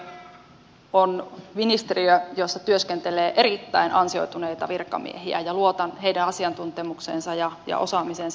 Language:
Finnish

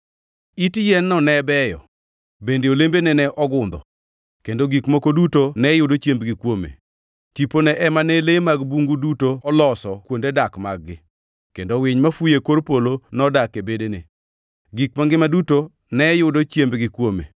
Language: Luo (Kenya and Tanzania)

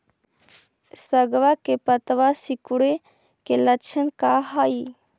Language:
Magahi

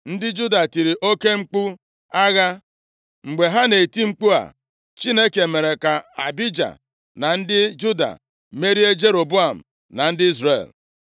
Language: Igbo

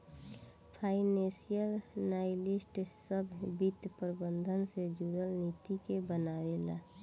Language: Bhojpuri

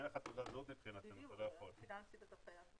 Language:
Hebrew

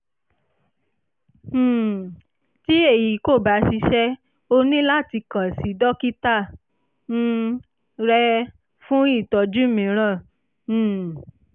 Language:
Yoruba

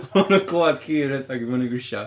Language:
Welsh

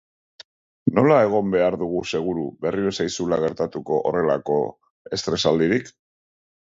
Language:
Basque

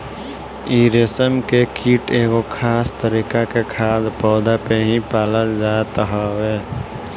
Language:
Bhojpuri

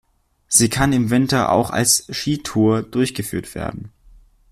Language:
German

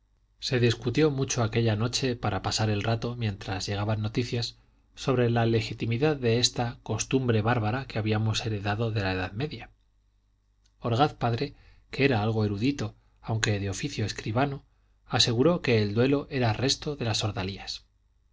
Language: Spanish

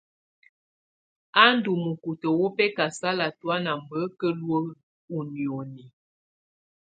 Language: Tunen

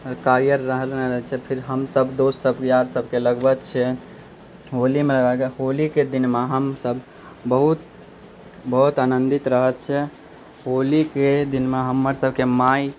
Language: Maithili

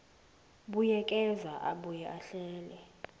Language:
Zulu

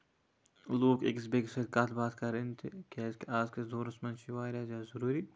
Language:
Kashmiri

